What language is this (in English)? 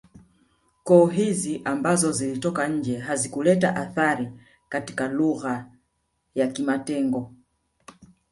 Swahili